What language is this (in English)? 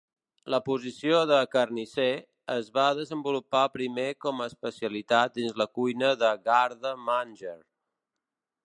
Catalan